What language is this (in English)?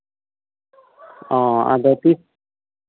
Santali